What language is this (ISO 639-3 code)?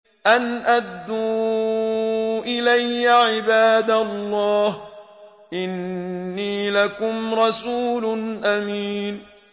ara